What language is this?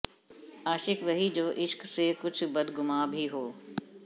Punjabi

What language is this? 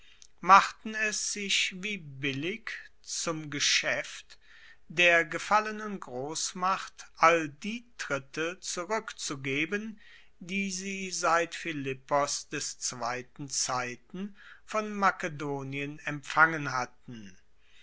German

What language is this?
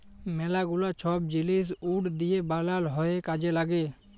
Bangla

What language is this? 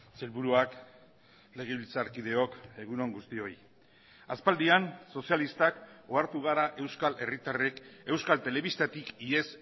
Basque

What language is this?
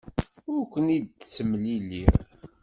Kabyle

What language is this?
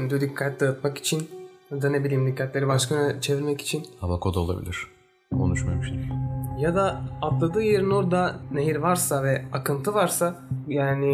Turkish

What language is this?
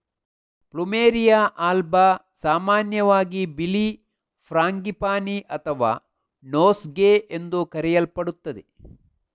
Kannada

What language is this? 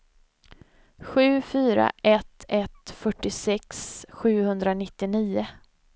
Swedish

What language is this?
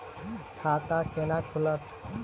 Maithili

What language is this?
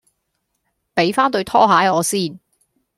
Cantonese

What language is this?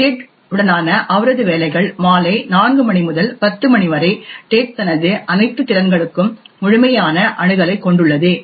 Tamil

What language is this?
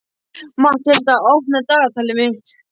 Icelandic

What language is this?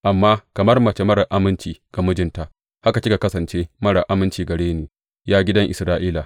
Hausa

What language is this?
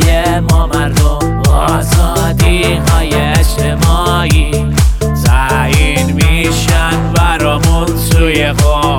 Persian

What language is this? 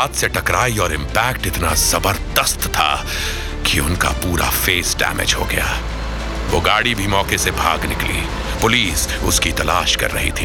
Hindi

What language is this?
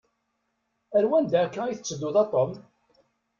Kabyle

